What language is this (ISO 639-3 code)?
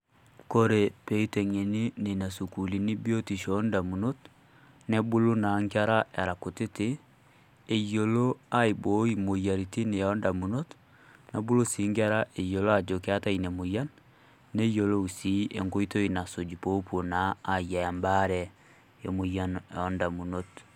mas